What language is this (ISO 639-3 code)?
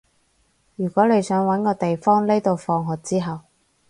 yue